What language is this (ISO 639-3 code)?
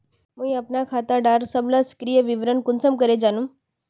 mag